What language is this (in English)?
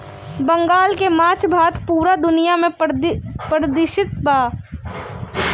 Bhojpuri